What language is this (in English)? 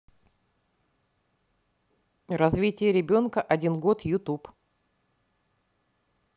Russian